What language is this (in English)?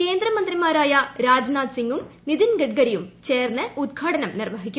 Malayalam